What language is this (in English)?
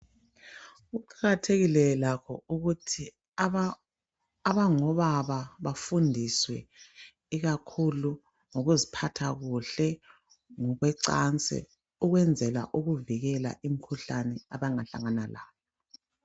North Ndebele